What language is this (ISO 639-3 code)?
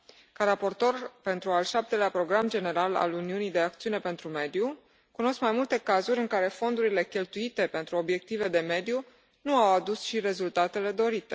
ron